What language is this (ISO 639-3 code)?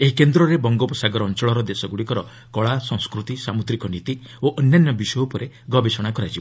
ori